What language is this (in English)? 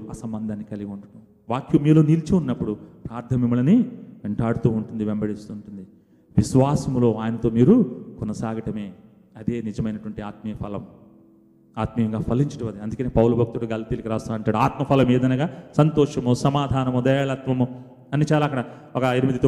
Telugu